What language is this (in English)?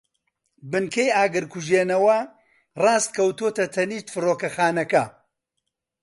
Central Kurdish